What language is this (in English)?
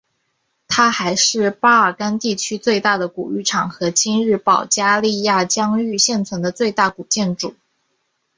Chinese